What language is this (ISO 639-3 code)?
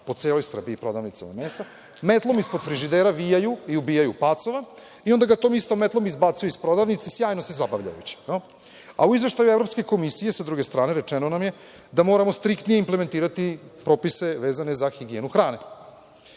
srp